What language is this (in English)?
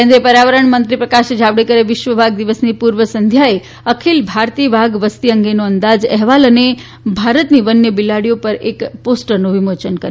Gujarati